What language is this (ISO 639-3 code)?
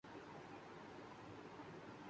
urd